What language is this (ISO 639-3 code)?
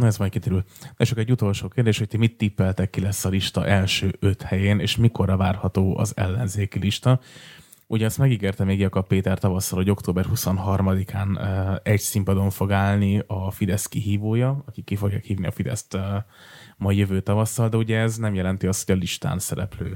hun